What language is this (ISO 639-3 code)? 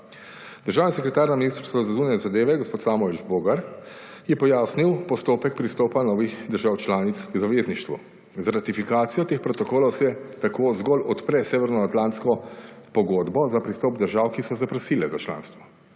slv